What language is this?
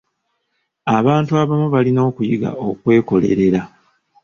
Ganda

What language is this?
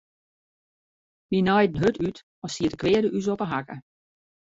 Western Frisian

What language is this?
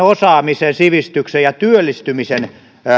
Finnish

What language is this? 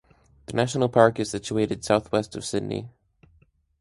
English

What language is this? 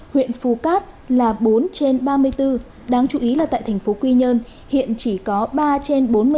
Vietnamese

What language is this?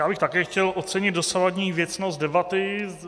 Czech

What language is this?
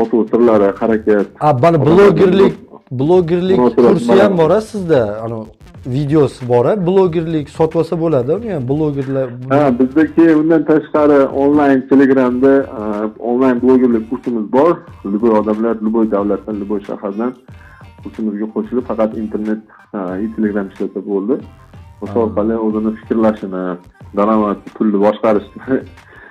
Turkish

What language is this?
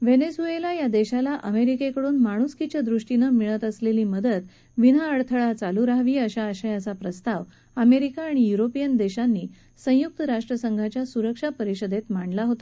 Marathi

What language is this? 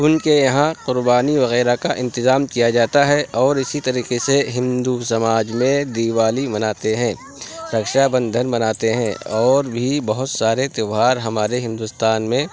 Urdu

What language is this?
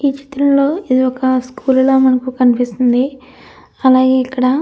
Telugu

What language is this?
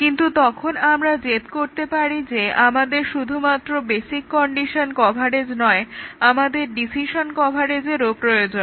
Bangla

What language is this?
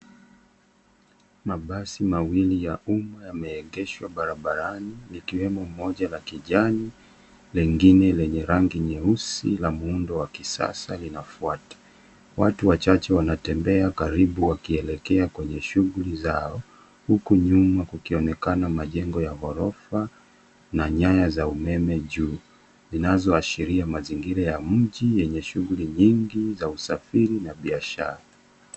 Swahili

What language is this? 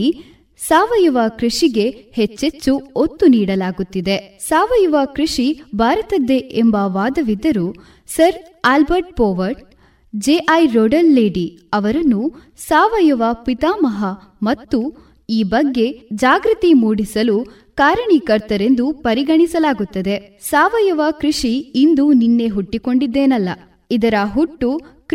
Kannada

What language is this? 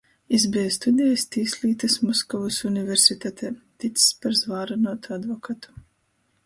Latgalian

